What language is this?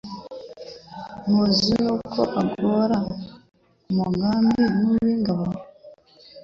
Kinyarwanda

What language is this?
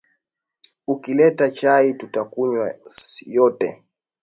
Swahili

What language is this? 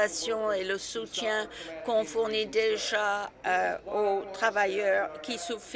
French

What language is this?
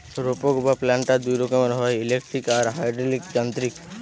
Bangla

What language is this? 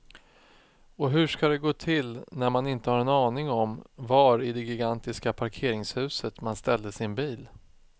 Swedish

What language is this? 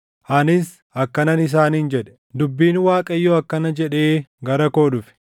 Oromo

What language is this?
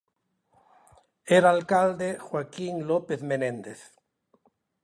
Galician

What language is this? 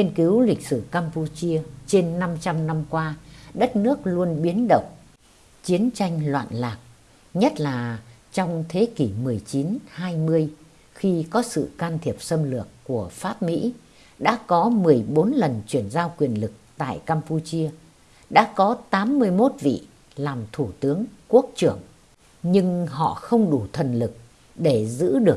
Vietnamese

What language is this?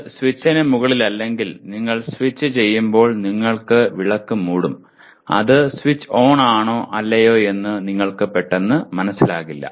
Malayalam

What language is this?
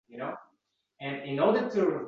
Uzbek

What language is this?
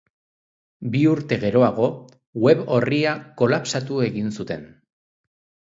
Basque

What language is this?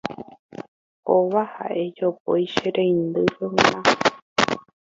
Guarani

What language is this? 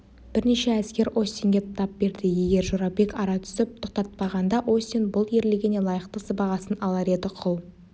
Kazakh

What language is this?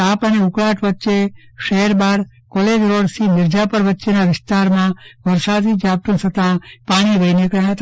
Gujarati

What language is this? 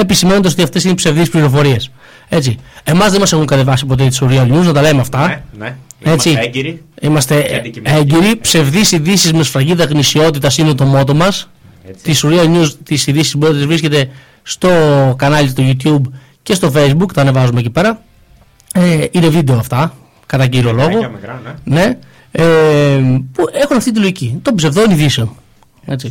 Greek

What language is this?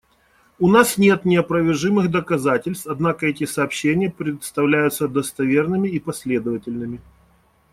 Russian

